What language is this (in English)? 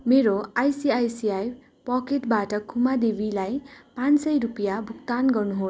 Nepali